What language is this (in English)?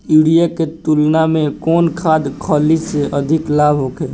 Bhojpuri